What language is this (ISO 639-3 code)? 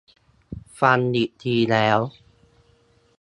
tha